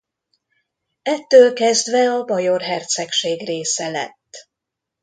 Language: Hungarian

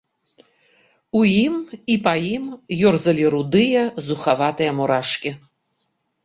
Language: Belarusian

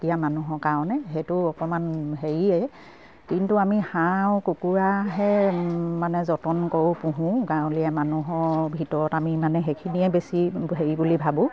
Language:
Assamese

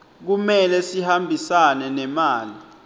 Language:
Swati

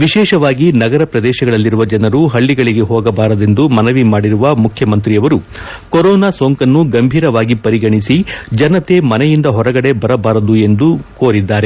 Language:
Kannada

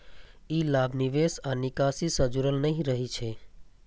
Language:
Maithili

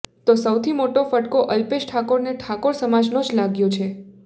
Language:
Gujarati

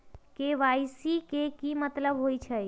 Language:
Magahi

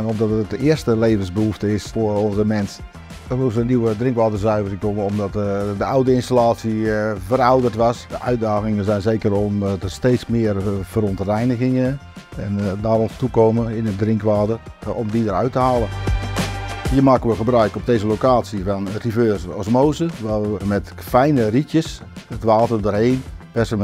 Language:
Dutch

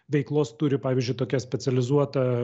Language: Lithuanian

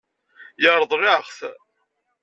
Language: Kabyle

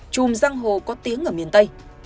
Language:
Vietnamese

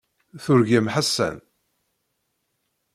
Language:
Kabyle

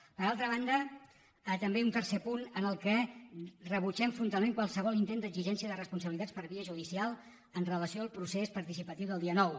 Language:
Catalan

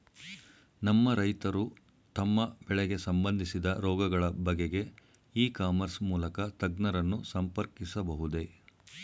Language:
Kannada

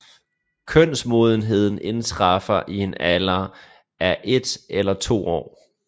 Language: Danish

